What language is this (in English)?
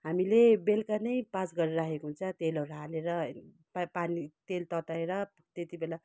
Nepali